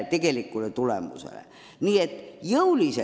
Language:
Estonian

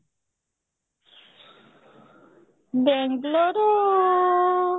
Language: Odia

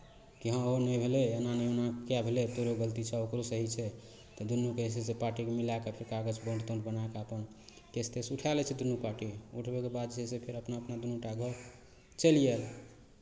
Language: Maithili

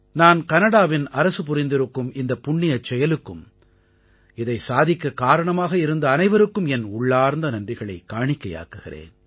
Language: Tamil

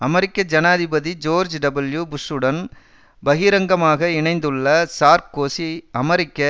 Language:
Tamil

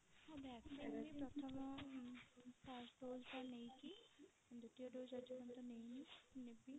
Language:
Odia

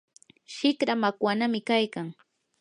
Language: Yanahuanca Pasco Quechua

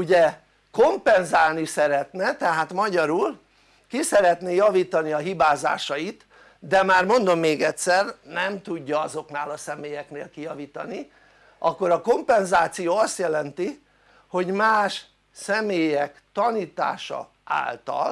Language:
Hungarian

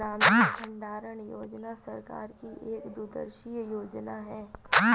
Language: Hindi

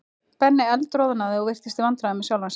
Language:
Icelandic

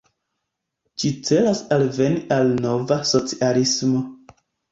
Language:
Esperanto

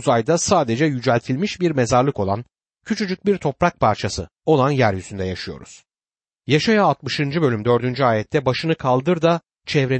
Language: Turkish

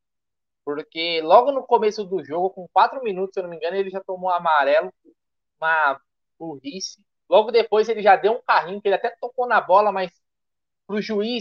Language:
Portuguese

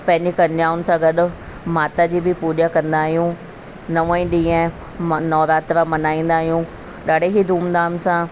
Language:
Sindhi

